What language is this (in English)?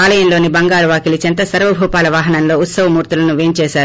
Telugu